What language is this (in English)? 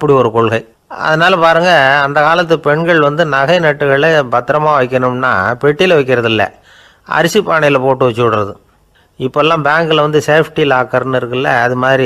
Arabic